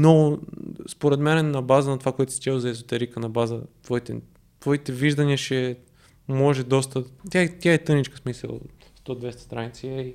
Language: Bulgarian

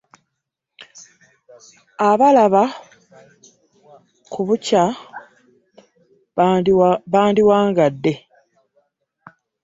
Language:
Ganda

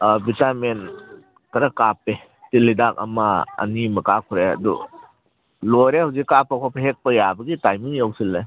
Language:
Manipuri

